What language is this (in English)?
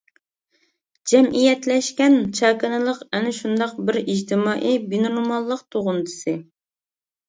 Uyghur